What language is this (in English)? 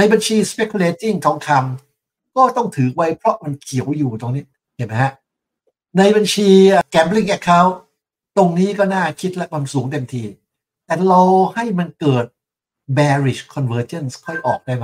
Thai